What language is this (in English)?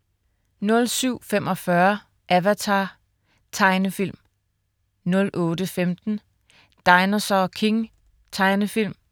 Danish